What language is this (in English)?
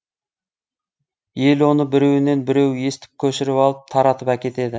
Kazakh